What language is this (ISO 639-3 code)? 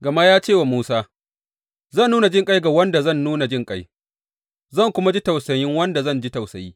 hau